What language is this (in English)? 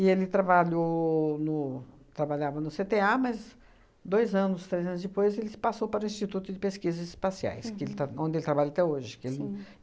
Portuguese